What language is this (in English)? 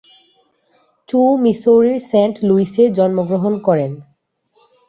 Bangla